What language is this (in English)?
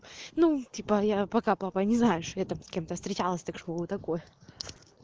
Russian